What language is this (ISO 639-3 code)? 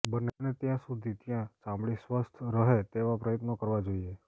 guj